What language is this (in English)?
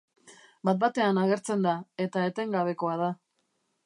Basque